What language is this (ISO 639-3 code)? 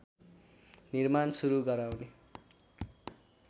nep